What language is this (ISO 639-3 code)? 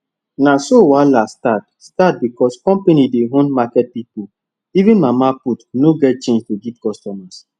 pcm